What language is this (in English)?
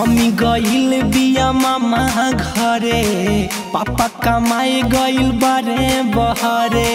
Hindi